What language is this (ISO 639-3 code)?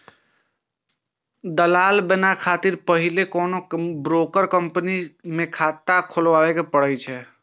mai